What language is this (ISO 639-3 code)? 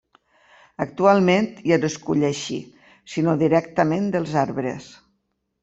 cat